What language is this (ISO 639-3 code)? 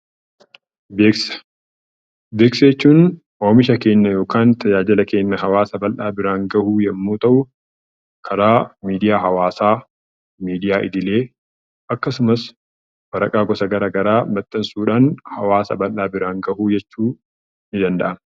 orm